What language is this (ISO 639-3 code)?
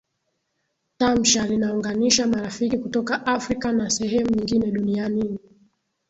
swa